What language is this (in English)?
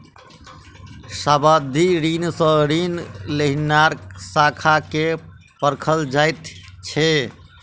Maithili